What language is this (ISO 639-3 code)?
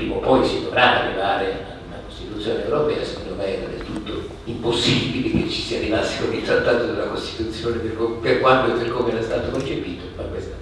ita